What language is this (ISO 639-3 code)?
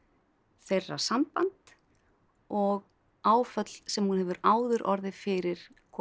isl